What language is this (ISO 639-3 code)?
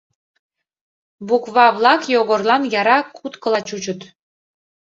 chm